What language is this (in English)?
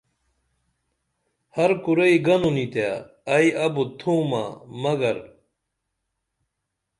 Dameli